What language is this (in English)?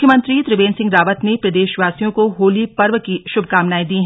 Hindi